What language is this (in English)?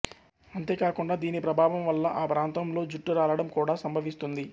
Telugu